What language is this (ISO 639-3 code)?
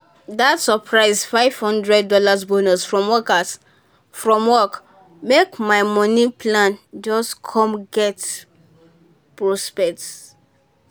pcm